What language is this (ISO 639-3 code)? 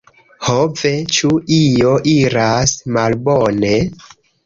epo